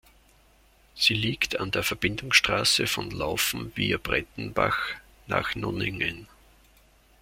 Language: German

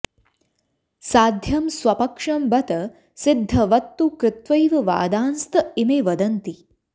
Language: Sanskrit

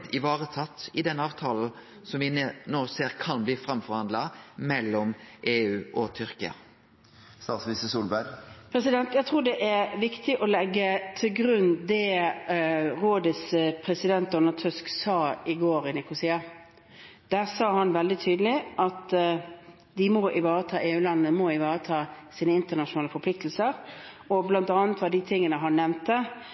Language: Norwegian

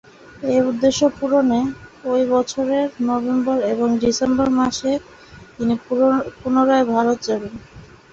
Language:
Bangla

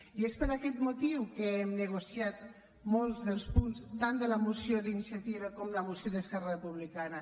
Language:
Catalan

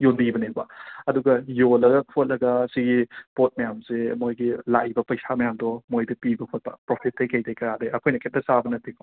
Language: Manipuri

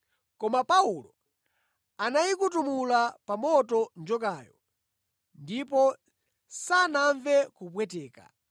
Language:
Nyanja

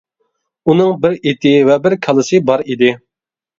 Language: Uyghur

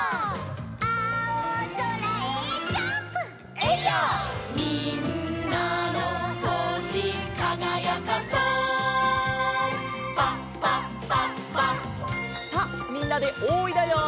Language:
Japanese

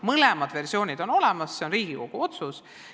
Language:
Estonian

